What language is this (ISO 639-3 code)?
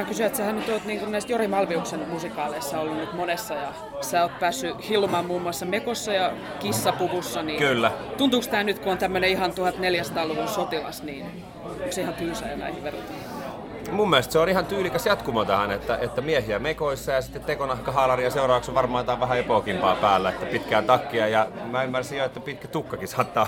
fin